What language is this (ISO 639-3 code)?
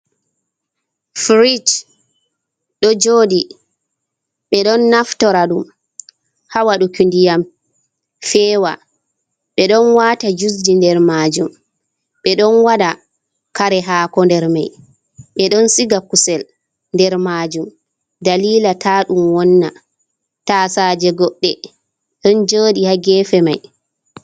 ful